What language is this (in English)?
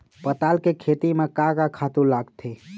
Chhattisgarhi